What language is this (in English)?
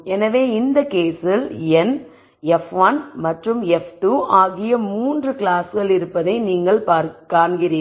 Tamil